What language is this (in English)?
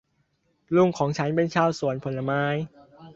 Thai